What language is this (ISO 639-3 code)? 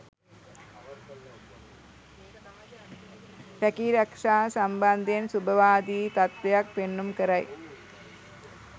sin